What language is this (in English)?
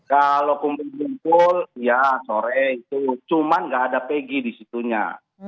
Indonesian